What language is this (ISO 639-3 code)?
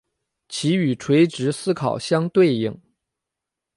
zho